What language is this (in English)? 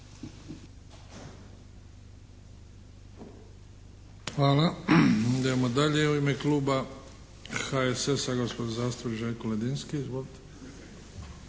Croatian